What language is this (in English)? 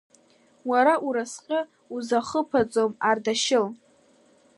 Abkhazian